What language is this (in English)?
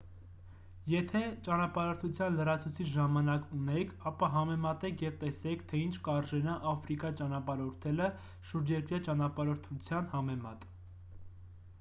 Armenian